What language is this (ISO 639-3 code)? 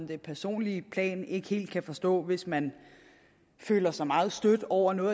dan